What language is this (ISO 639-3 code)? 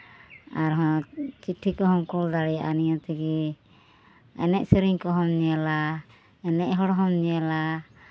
sat